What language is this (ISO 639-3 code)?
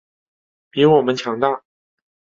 zho